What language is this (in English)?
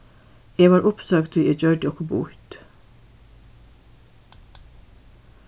Faroese